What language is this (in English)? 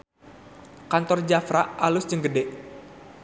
Sundanese